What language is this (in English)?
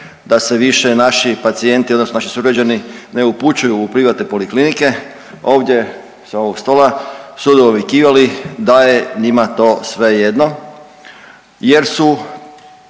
Croatian